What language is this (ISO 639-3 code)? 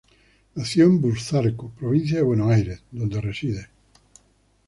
spa